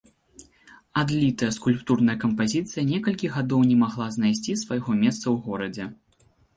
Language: Belarusian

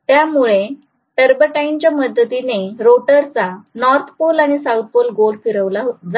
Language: Marathi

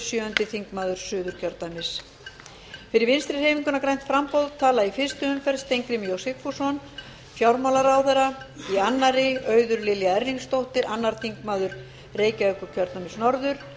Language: Icelandic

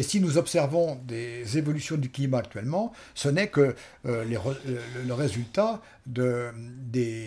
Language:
French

